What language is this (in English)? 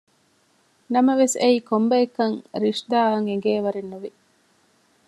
Divehi